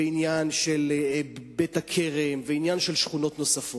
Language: Hebrew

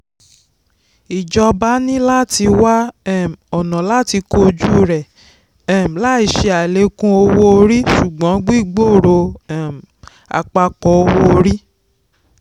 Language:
Yoruba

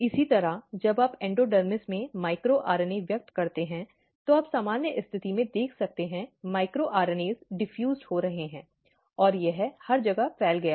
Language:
Hindi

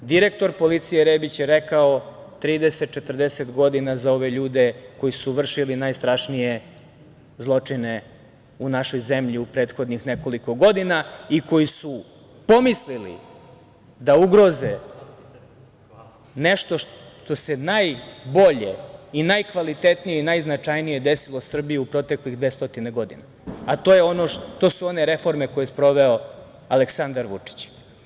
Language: Serbian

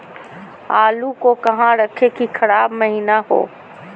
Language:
Magahi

